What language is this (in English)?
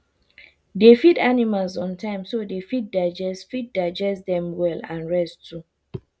Nigerian Pidgin